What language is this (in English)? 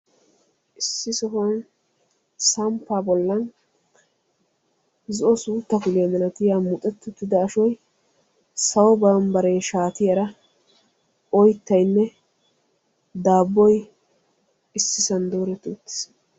Wolaytta